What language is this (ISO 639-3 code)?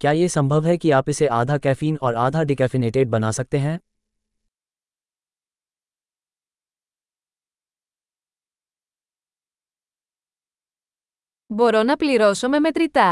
ell